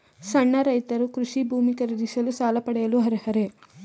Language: Kannada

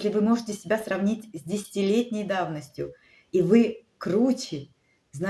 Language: Russian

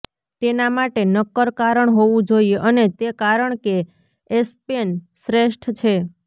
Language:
Gujarati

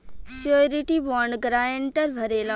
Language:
Bhojpuri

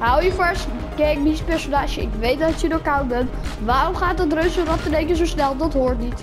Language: Dutch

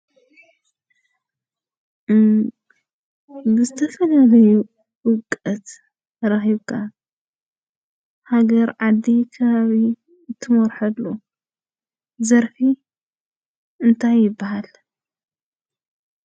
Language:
Tigrinya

